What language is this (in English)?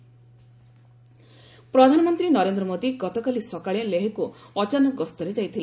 Odia